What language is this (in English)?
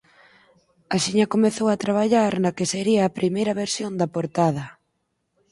Galician